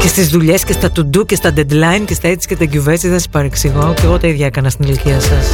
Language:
Greek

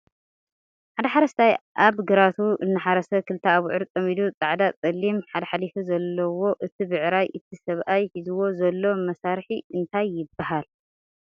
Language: Tigrinya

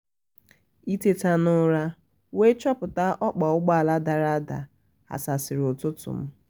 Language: Igbo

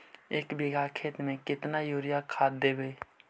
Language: Magahi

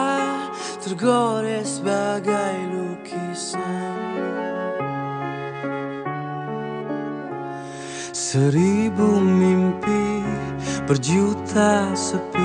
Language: Malay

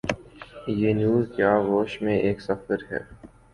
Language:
Urdu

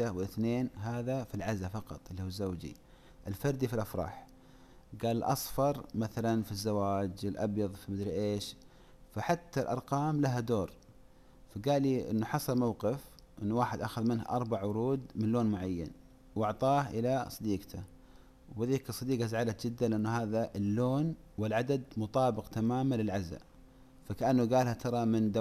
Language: Arabic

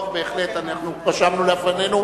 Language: Hebrew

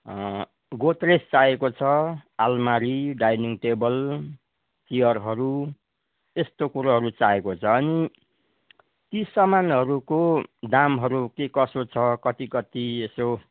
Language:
Nepali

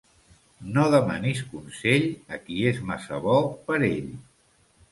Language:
Catalan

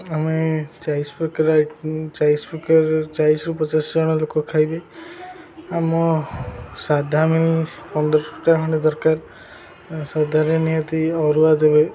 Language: Odia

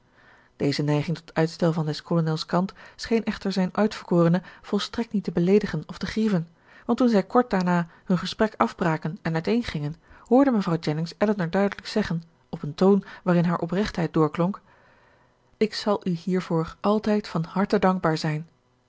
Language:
Dutch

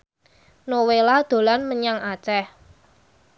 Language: Javanese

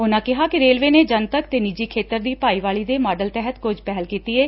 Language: Punjabi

